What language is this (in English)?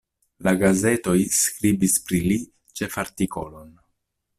Esperanto